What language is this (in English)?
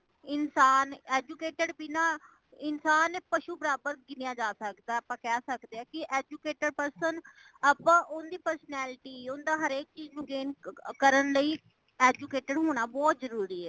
Punjabi